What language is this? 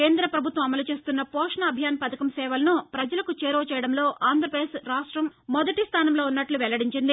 Telugu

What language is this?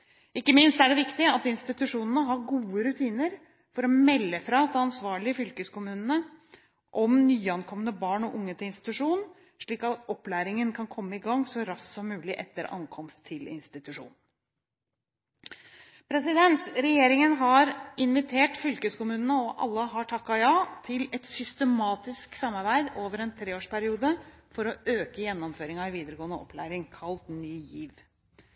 Norwegian Bokmål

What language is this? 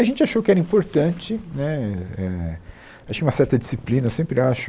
Portuguese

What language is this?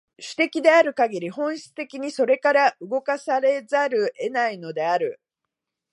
Japanese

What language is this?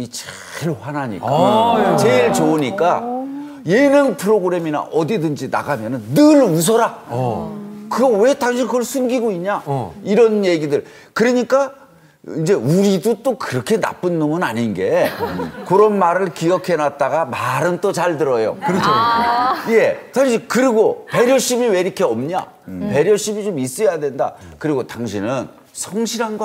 Korean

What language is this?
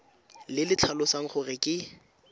Tswana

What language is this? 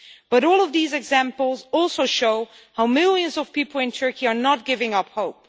English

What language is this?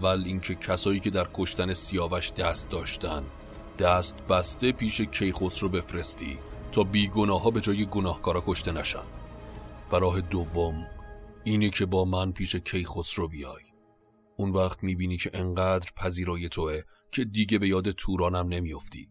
Persian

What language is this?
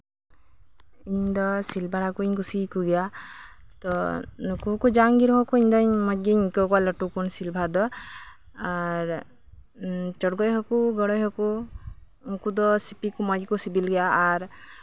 Santali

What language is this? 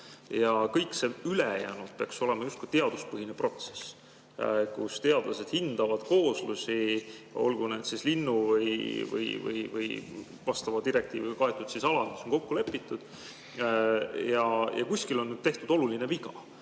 Estonian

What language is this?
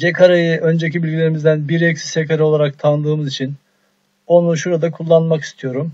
Turkish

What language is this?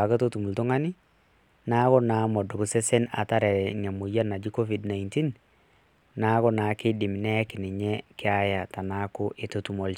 Masai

